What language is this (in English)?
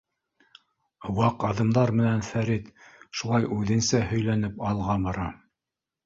Bashkir